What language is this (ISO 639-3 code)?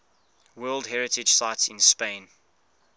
eng